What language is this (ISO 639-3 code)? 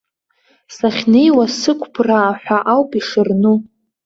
abk